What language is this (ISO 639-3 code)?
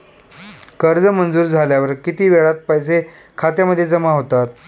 mar